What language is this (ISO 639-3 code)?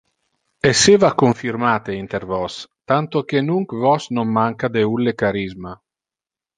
ina